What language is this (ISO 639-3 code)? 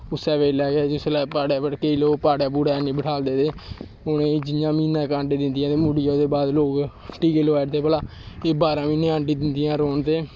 doi